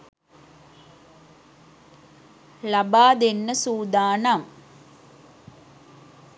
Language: Sinhala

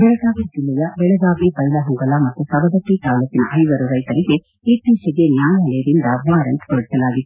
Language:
Kannada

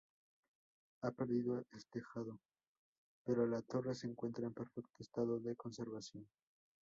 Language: Spanish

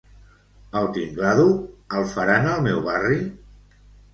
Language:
Catalan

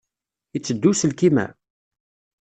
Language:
Kabyle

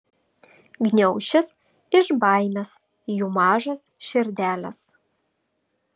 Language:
Lithuanian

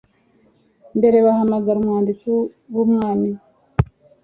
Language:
Kinyarwanda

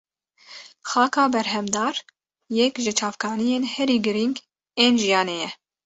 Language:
Kurdish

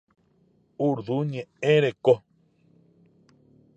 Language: Guarani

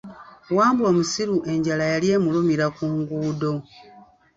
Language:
Ganda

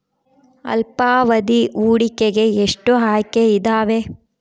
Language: Kannada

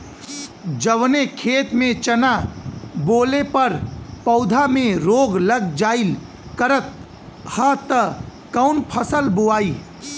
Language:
Bhojpuri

